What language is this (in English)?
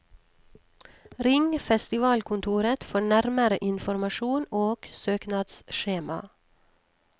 Norwegian